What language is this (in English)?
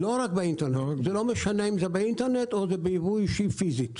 Hebrew